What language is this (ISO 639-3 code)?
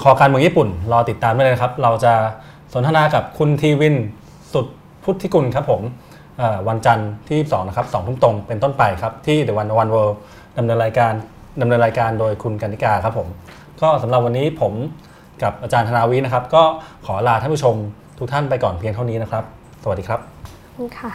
tha